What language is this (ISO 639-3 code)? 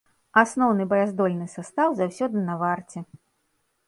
bel